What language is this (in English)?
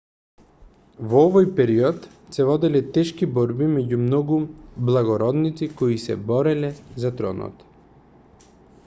Macedonian